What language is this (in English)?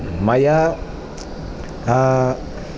Sanskrit